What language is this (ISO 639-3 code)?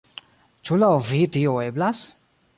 epo